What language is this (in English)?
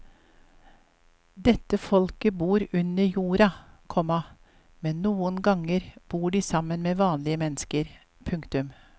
Norwegian